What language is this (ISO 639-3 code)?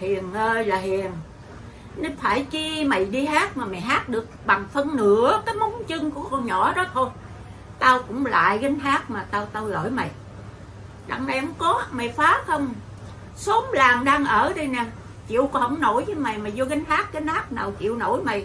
vie